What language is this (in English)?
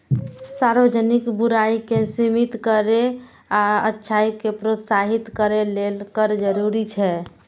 Maithili